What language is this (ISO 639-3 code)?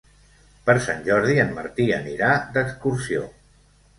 cat